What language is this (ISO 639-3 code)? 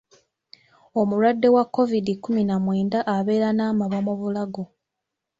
lug